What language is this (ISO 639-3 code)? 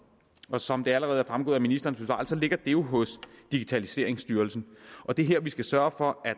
dan